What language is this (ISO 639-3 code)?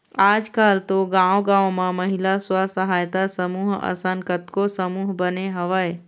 hne